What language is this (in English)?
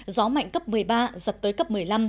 Vietnamese